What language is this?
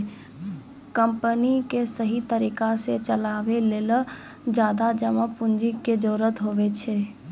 Maithili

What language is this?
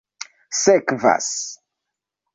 Esperanto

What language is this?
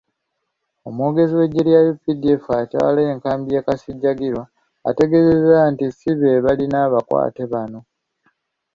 Ganda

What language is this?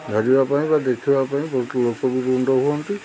Odia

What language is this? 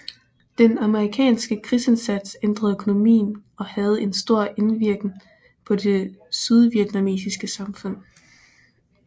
Danish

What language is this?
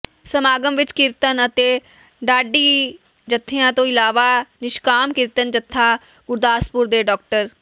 Punjabi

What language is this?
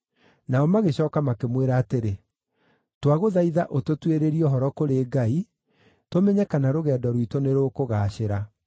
Kikuyu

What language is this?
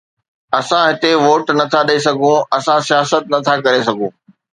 Sindhi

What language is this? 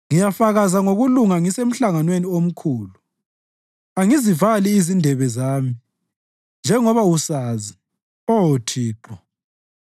North Ndebele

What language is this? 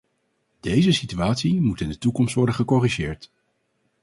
Dutch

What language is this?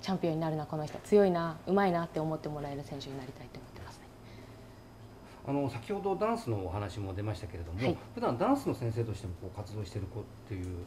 Japanese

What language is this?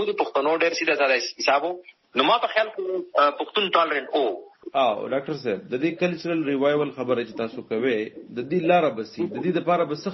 Urdu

